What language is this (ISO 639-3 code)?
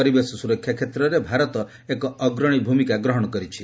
ori